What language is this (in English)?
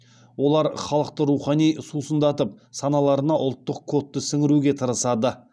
Kazakh